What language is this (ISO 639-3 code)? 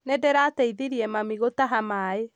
kik